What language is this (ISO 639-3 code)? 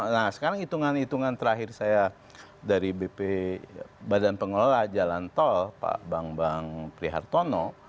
ind